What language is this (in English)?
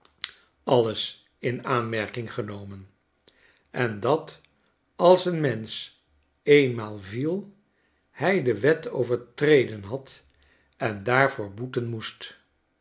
Dutch